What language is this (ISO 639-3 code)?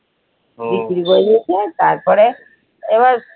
ben